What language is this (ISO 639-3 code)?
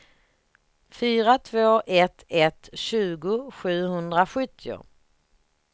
swe